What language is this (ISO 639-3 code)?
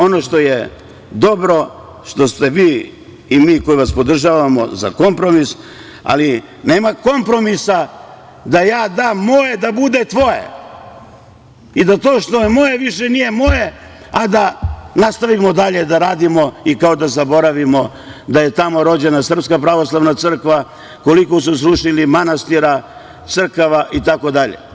srp